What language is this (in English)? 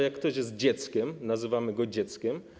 Polish